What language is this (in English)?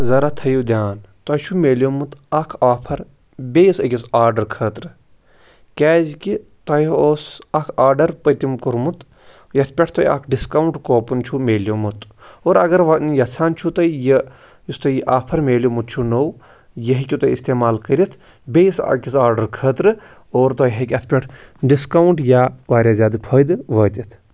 Kashmiri